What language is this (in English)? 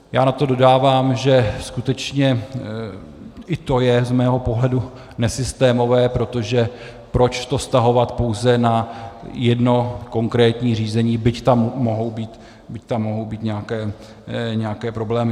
Czech